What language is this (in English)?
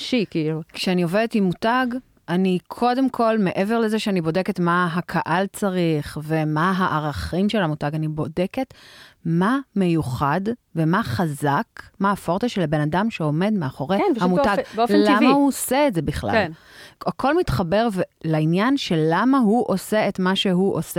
Hebrew